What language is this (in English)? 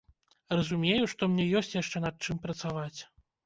Belarusian